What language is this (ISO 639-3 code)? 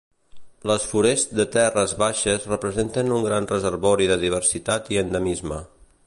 cat